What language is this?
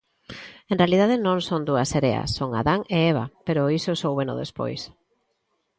Galician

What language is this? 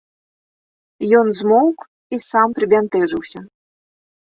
Belarusian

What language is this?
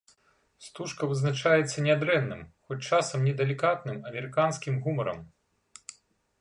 Belarusian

